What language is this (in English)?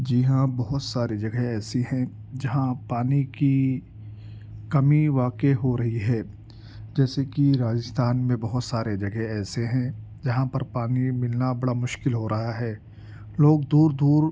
Urdu